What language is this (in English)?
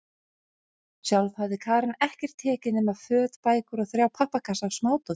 Icelandic